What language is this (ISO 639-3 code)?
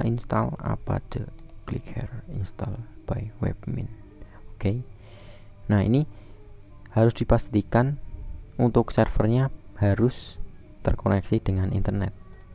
ind